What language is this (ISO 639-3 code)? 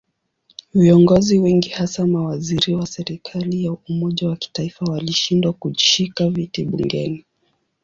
swa